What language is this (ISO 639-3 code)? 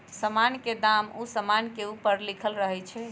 mag